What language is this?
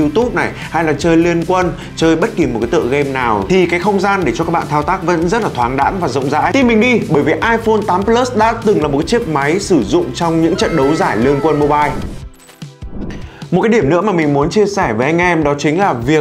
Vietnamese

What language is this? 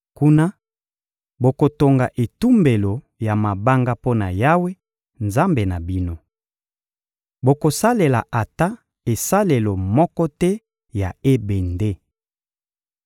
Lingala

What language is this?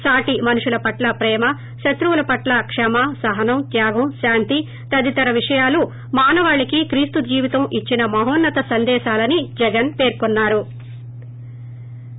Telugu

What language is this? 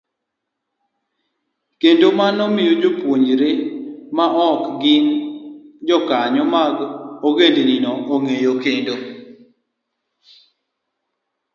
Luo (Kenya and Tanzania)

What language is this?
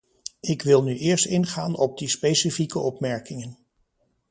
Dutch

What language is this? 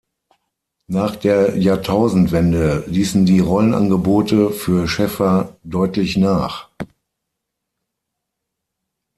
German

